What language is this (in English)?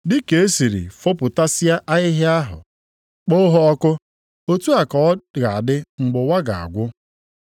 Igbo